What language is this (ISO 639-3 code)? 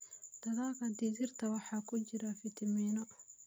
som